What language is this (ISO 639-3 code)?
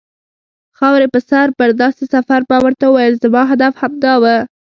pus